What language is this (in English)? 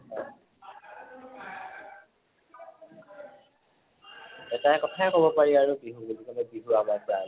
Assamese